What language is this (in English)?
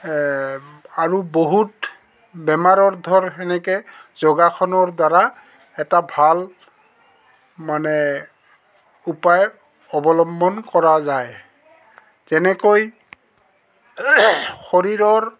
Assamese